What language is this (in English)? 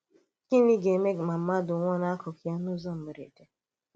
Igbo